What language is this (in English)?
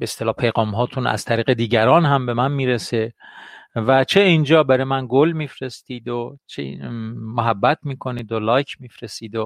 Persian